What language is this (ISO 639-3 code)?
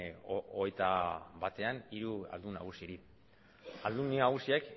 eus